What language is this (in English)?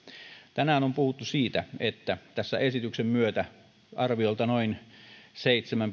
Finnish